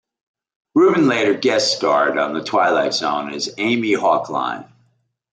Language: English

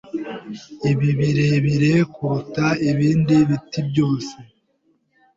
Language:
Kinyarwanda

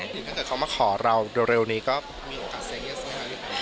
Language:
Thai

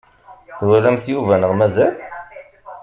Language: Kabyle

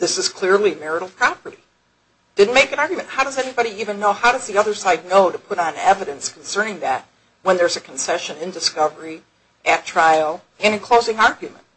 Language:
English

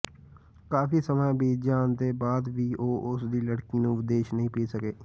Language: Punjabi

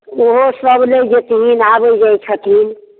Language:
Maithili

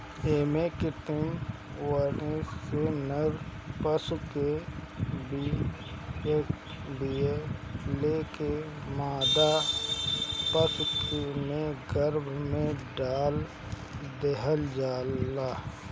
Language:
Bhojpuri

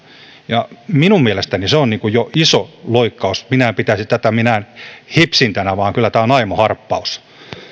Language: Finnish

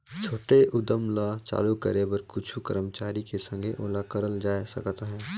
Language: Chhattisgarhi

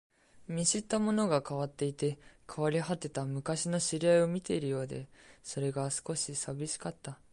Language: Japanese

